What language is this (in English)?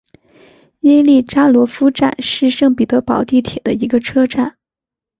Chinese